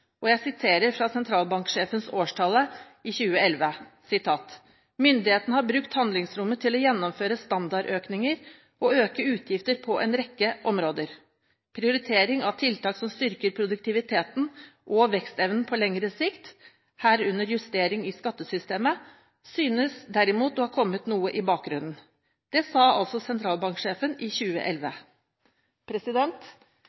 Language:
Norwegian Bokmål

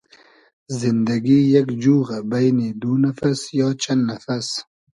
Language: Hazaragi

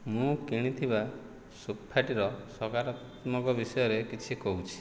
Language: Odia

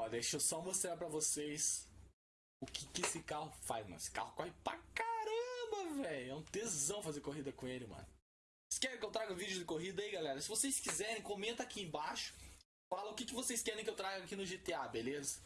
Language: Portuguese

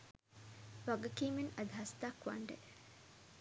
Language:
Sinhala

